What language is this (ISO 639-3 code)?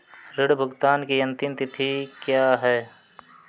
hin